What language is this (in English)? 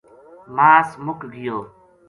Gujari